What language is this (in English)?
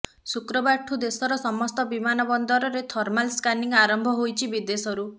Odia